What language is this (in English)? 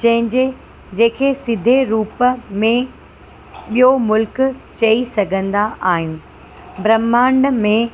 Sindhi